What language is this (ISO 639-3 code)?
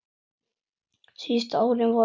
isl